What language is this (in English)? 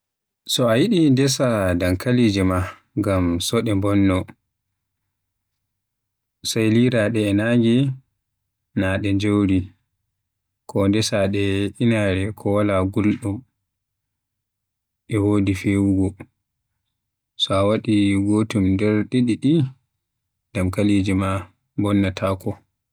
Western Niger Fulfulde